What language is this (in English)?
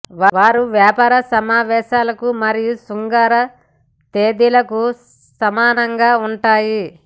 Telugu